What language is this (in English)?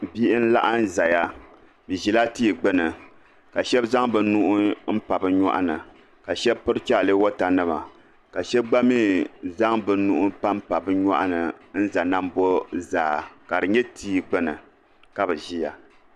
Dagbani